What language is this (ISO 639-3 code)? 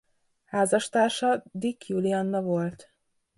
hun